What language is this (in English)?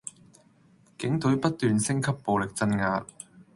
Cantonese